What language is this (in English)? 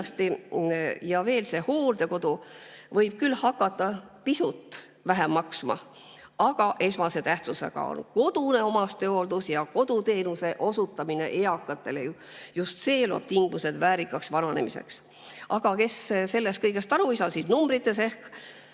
Estonian